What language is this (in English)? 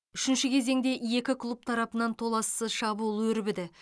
Kazakh